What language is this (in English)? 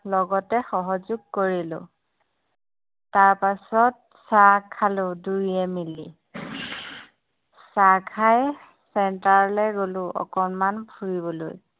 Assamese